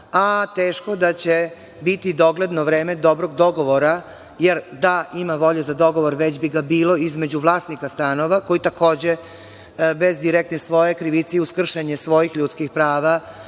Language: Serbian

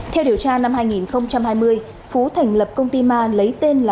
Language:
Vietnamese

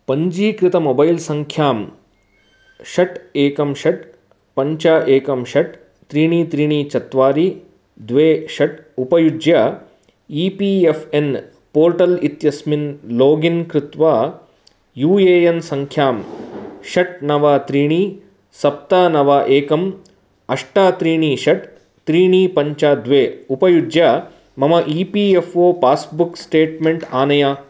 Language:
Sanskrit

